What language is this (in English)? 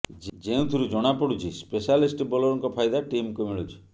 Odia